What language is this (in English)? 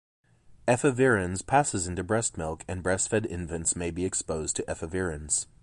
English